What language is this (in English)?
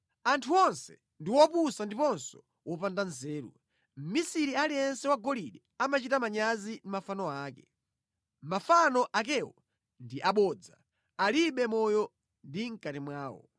Nyanja